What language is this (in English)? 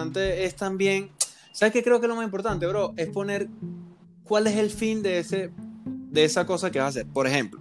Spanish